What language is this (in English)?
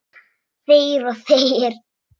Icelandic